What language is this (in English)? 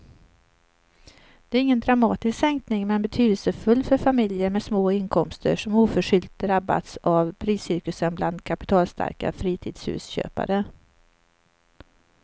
Swedish